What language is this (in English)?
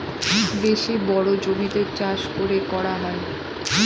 Bangla